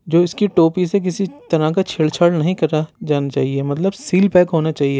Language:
Urdu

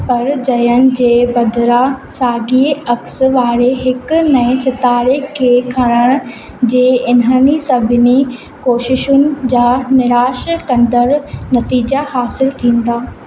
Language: Sindhi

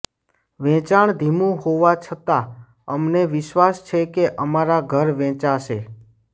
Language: Gujarati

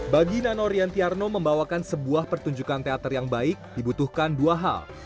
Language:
Indonesian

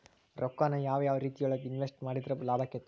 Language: Kannada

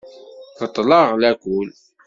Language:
Kabyle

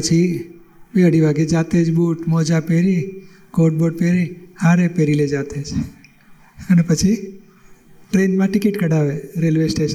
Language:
Gujarati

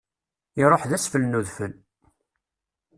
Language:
Kabyle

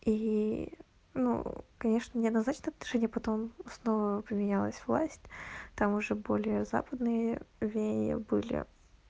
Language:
Russian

